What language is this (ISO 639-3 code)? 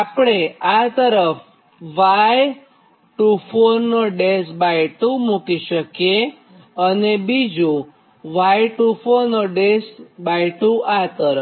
guj